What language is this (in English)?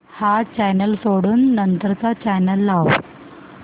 Marathi